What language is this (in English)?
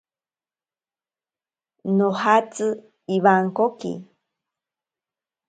Ashéninka Perené